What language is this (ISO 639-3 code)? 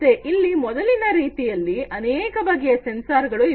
kan